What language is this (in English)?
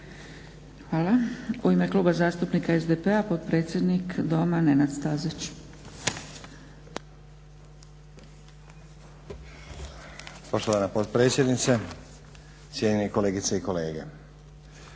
Croatian